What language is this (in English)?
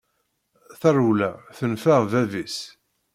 Kabyle